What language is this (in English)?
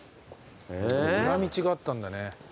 Japanese